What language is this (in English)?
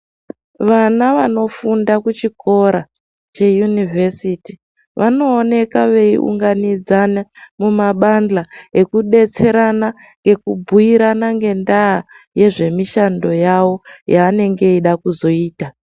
Ndau